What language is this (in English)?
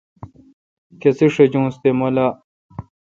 Kalkoti